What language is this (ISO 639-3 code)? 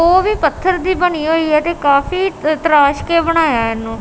pan